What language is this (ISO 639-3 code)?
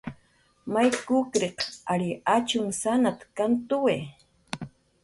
jqr